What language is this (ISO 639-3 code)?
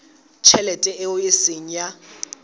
sot